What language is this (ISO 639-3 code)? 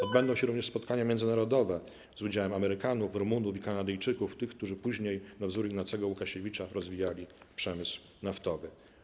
pol